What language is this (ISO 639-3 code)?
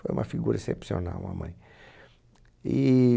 por